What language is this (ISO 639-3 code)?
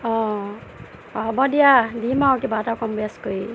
asm